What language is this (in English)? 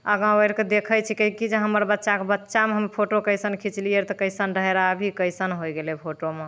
Maithili